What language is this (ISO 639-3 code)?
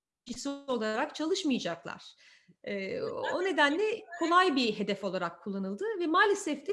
tur